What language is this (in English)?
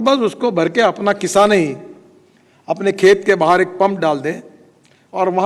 Hindi